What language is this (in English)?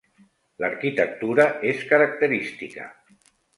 Catalan